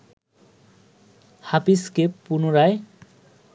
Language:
Bangla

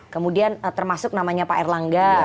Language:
Indonesian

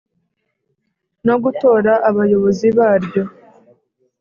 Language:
Kinyarwanda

